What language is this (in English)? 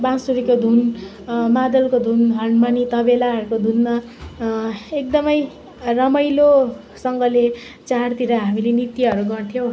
Nepali